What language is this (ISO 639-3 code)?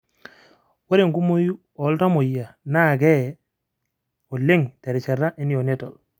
mas